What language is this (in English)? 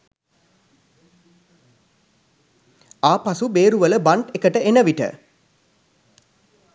Sinhala